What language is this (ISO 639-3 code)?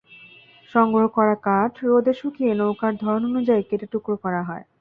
ben